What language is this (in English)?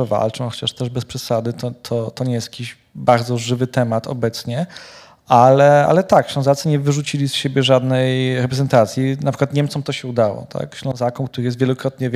Polish